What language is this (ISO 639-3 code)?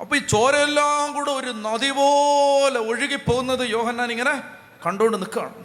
mal